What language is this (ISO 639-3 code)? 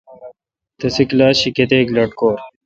xka